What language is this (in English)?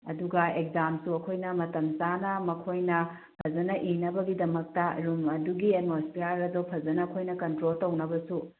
Manipuri